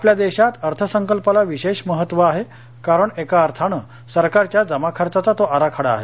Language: Marathi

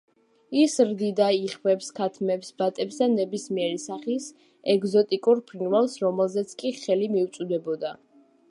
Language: Georgian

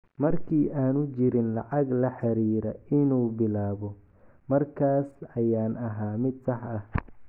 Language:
Somali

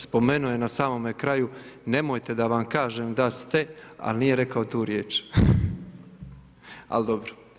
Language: Croatian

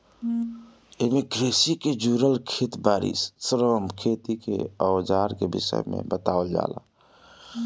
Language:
Bhojpuri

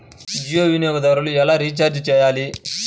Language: Telugu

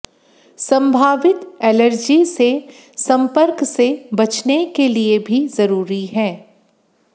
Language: Hindi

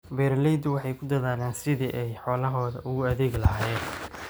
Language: Somali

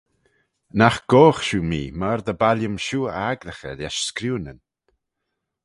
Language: Manx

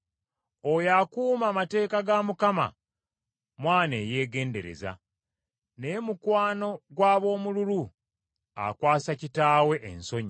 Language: Ganda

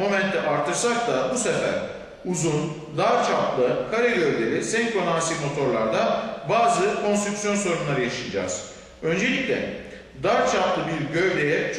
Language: Turkish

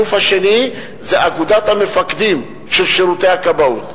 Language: Hebrew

